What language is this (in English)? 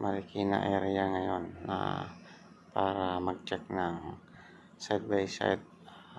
Filipino